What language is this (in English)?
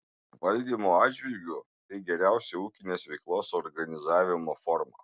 Lithuanian